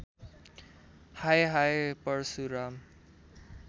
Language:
Nepali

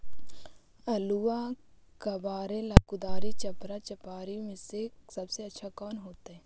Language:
Magahi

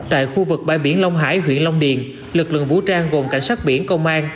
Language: Vietnamese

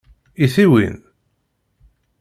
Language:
Kabyle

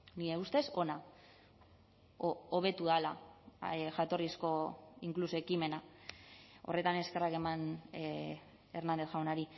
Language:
Basque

